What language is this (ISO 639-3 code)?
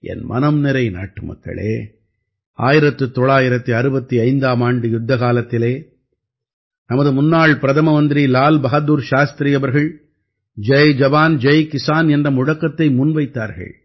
tam